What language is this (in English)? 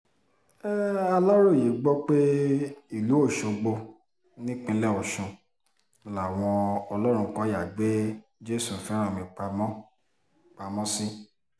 Yoruba